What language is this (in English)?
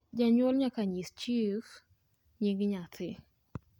Luo (Kenya and Tanzania)